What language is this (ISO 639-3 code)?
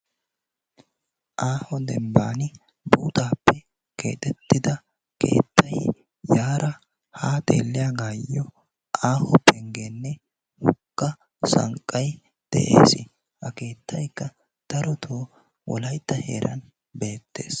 wal